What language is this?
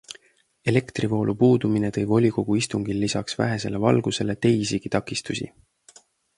Estonian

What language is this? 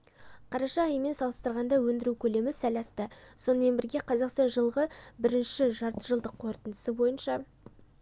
Kazakh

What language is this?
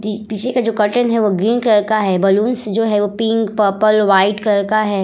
Hindi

